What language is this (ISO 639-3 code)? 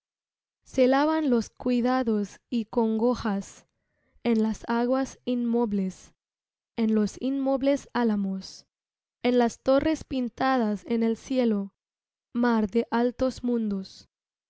spa